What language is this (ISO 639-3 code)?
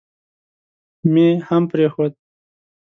pus